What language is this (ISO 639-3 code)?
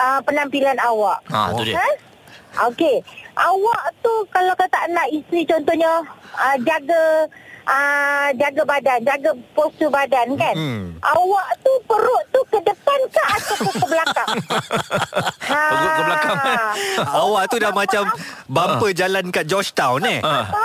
msa